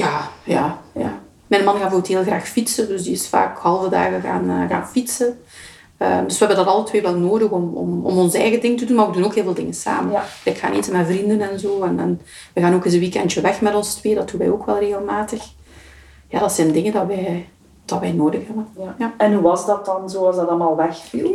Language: Dutch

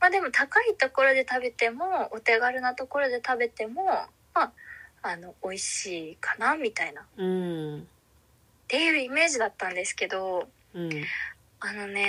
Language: Japanese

